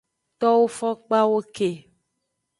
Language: Aja (Benin)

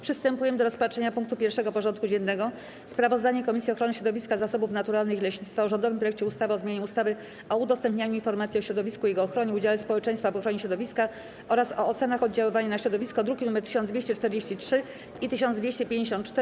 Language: Polish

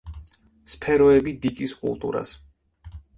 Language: Georgian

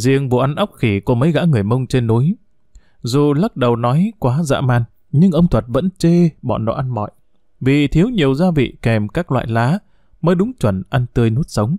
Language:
Vietnamese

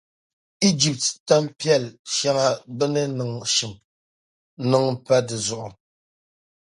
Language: Dagbani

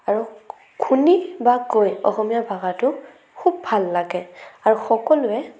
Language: Assamese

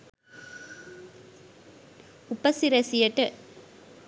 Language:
Sinhala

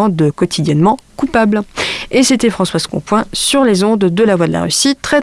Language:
French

